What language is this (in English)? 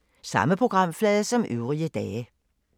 Danish